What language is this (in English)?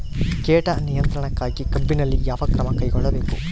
Kannada